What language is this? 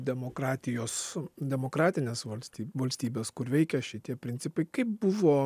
Lithuanian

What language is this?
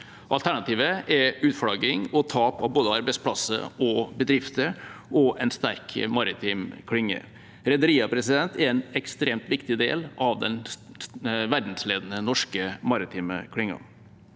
Norwegian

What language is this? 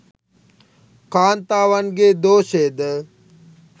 Sinhala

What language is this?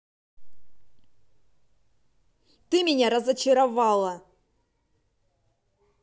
Russian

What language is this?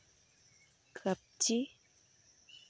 Santali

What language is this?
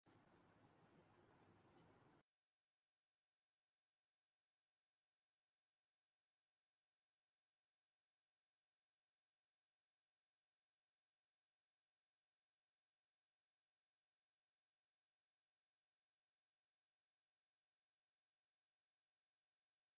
Urdu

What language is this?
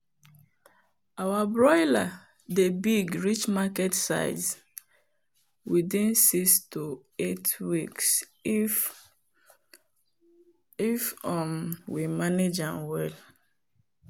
Nigerian Pidgin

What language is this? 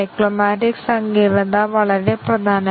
Malayalam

